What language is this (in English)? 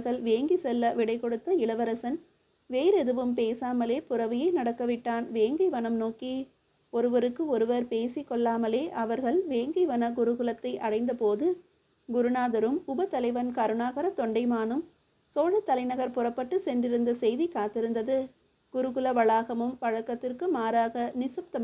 Tamil